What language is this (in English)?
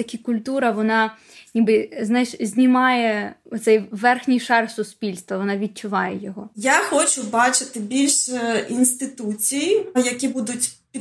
Ukrainian